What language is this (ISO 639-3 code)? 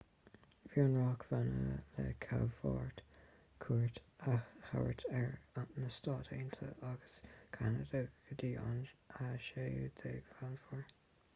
gle